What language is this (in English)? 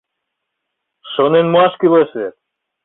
Mari